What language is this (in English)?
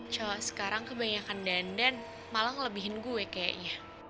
Indonesian